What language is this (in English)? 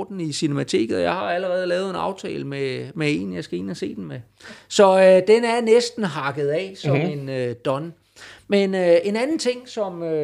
Danish